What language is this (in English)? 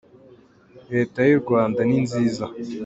Kinyarwanda